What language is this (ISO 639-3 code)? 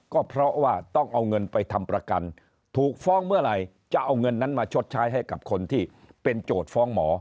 tha